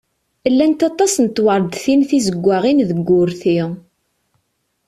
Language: Kabyle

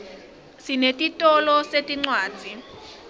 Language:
Swati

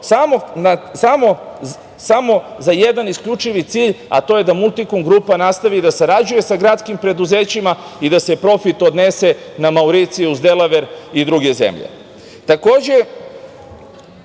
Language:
Serbian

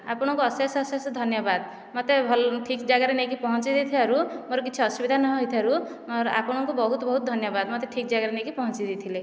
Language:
Odia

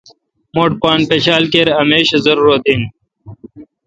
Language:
Kalkoti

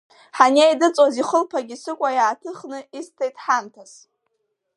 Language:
Abkhazian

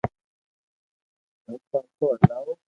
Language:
Loarki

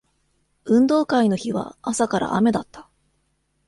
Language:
Japanese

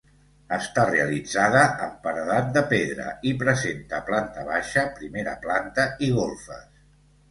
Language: Catalan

